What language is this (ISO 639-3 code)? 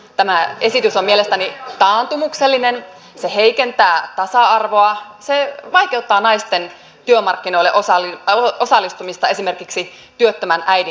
fin